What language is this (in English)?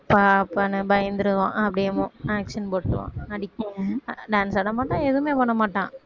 Tamil